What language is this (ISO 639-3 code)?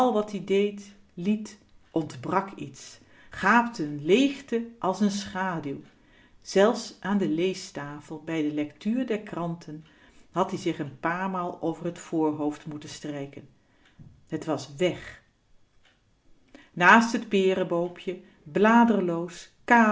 nld